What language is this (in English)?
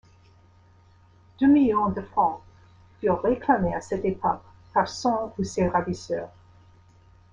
French